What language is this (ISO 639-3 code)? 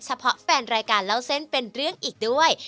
tha